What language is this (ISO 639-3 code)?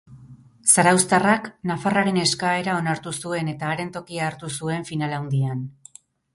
eus